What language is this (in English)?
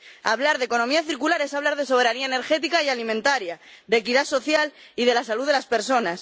Spanish